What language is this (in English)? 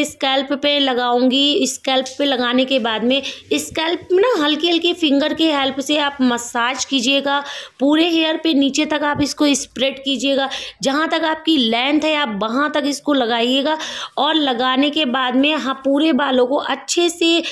Hindi